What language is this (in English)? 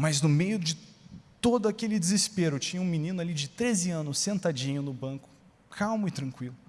Portuguese